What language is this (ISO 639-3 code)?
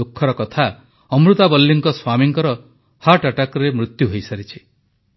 ori